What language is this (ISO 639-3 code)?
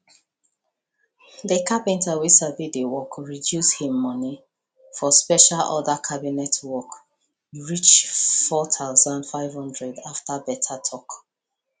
pcm